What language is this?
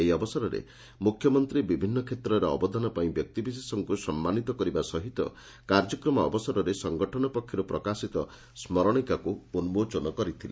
Odia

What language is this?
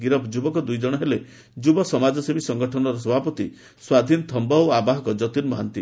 Odia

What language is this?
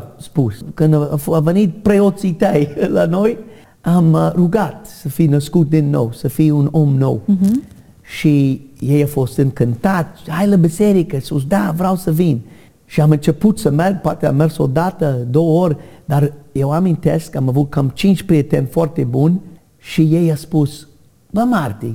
Romanian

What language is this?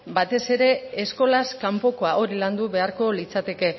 Basque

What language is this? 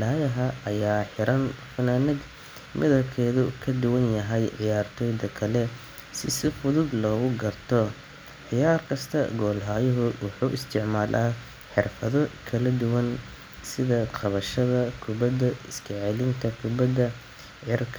Somali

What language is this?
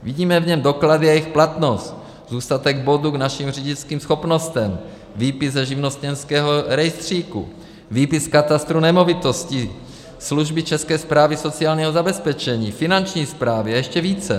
Czech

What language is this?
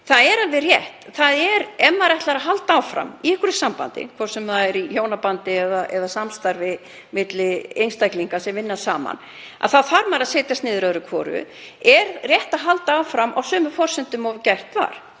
Icelandic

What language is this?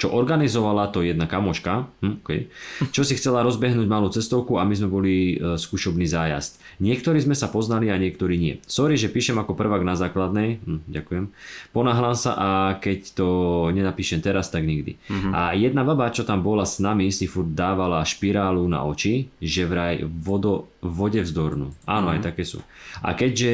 Slovak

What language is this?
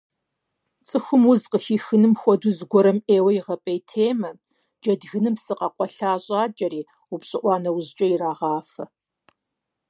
Kabardian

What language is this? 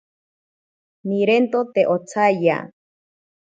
Ashéninka Perené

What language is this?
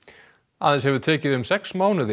Icelandic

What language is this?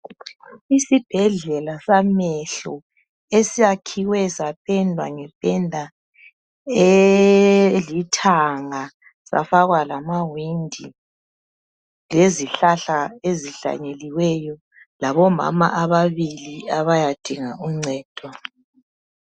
North Ndebele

